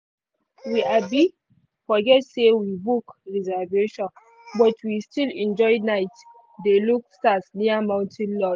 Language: Nigerian Pidgin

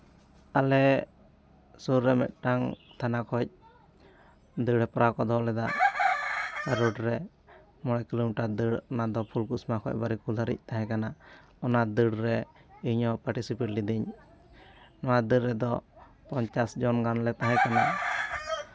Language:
Santali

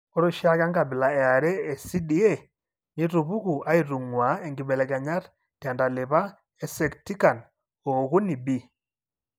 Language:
Masai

